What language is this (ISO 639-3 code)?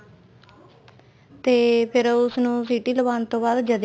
pan